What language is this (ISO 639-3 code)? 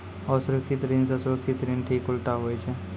mai